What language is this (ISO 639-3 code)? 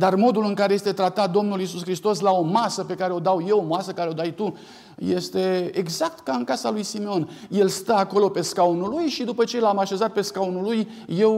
ron